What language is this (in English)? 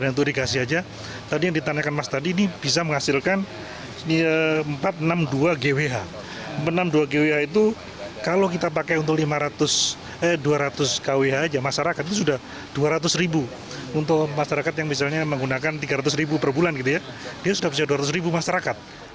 Indonesian